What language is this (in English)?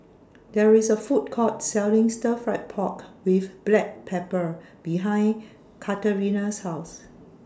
English